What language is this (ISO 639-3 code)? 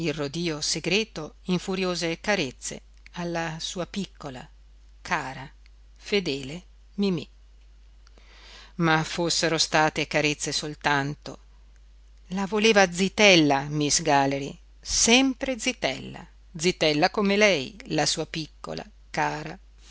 ita